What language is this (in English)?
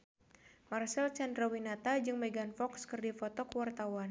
Sundanese